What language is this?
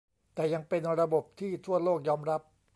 Thai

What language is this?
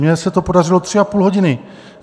Czech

